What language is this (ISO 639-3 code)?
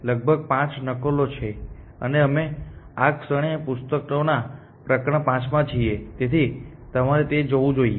guj